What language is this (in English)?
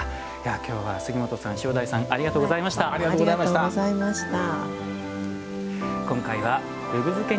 Japanese